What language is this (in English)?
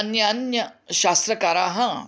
Sanskrit